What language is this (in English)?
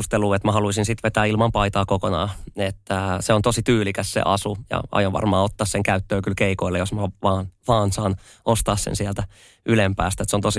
Finnish